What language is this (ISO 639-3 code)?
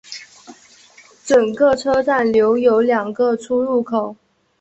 zho